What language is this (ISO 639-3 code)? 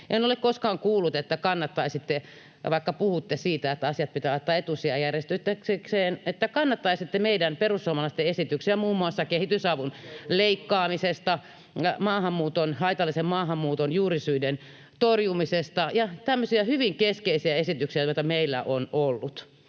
fin